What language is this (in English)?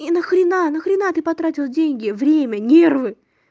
Russian